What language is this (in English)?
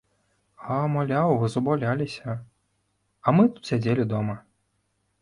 Belarusian